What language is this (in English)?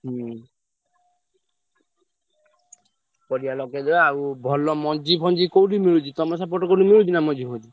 Odia